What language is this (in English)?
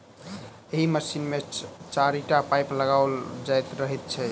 Maithili